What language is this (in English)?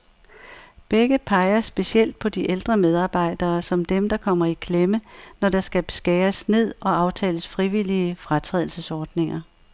Danish